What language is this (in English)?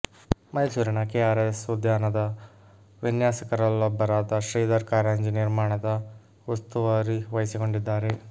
Kannada